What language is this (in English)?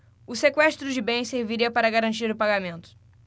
Portuguese